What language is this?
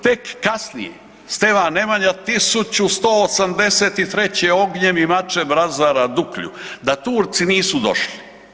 Croatian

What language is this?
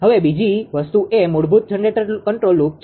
Gujarati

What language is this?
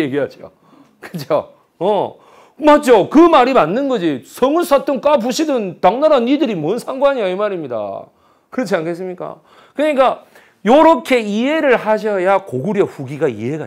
Korean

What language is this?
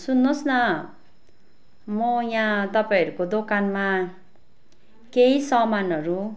Nepali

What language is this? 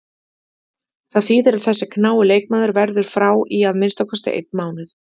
Icelandic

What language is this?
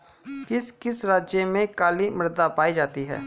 Hindi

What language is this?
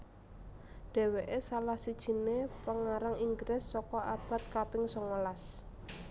Javanese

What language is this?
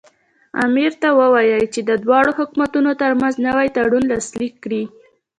Pashto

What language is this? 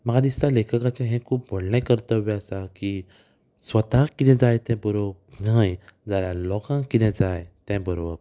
Konkani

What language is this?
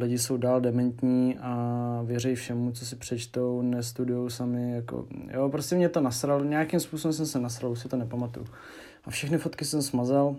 Czech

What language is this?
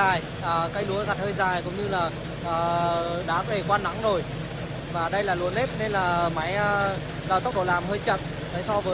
Vietnamese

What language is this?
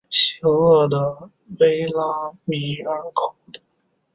Chinese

